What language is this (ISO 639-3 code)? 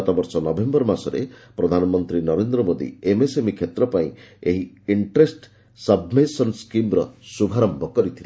ori